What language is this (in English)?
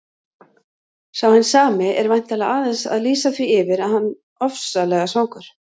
Icelandic